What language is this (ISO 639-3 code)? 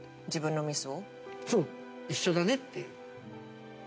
jpn